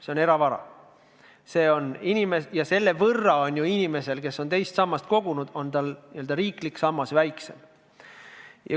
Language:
Estonian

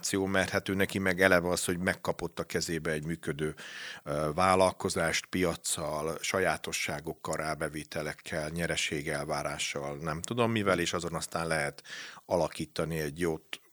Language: Hungarian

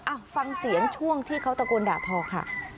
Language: Thai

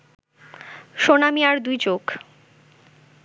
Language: Bangla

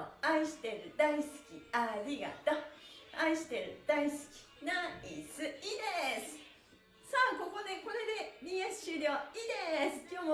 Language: Japanese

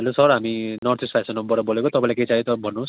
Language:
Nepali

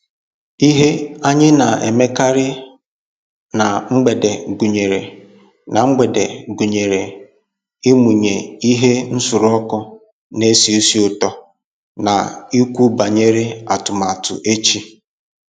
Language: Igbo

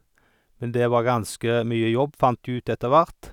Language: Norwegian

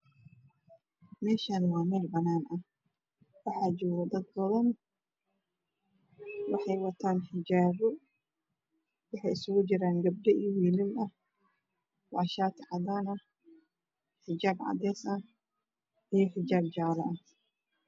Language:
Somali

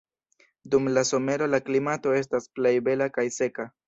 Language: Esperanto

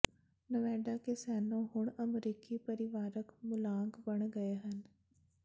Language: Punjabi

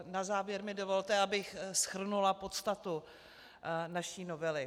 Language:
Czech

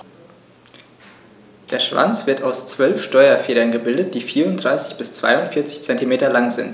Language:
German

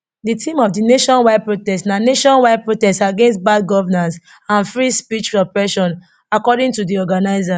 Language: Nigerian Pidgin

